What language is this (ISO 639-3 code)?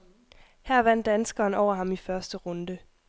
dan